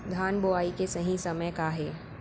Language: Chhattisgarhi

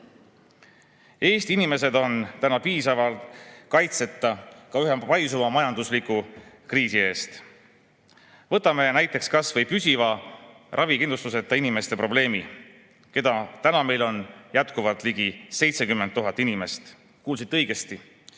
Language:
Estonian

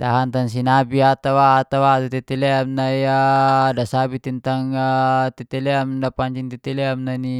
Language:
Geser-Gorom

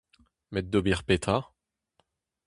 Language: Breton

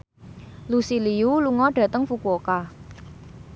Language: Javanese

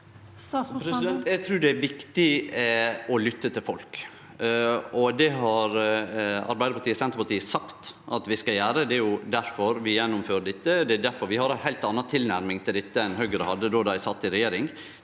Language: Norwegian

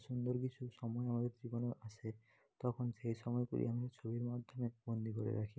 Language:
Bangla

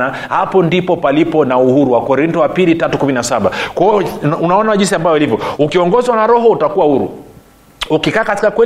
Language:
Swahili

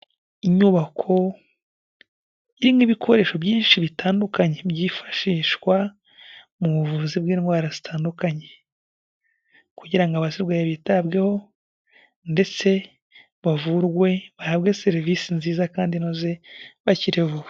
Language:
Kinyarwanda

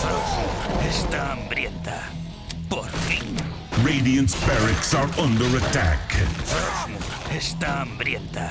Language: Spanish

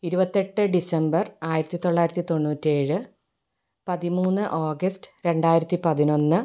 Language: Malayalam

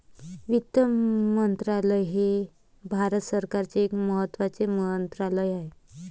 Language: Marathi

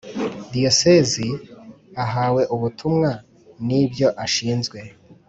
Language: Kinyarwanda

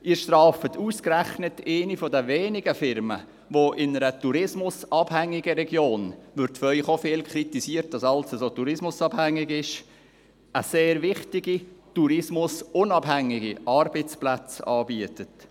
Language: Swiss German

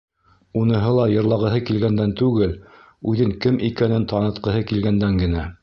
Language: Bashkir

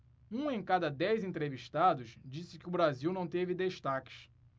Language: Portuguese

